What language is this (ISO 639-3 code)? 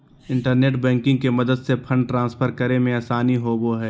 mag